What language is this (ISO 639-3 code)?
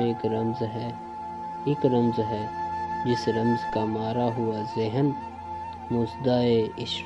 urd